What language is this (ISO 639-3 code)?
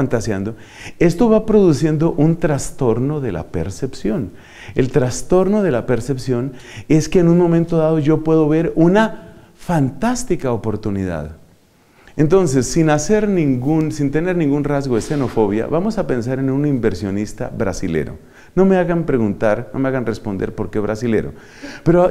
spa